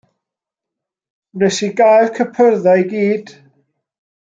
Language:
Welsh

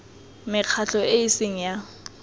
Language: Tswana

